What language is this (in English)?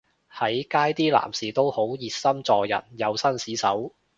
Cantonese